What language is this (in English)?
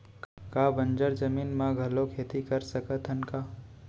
Chhattisgarhi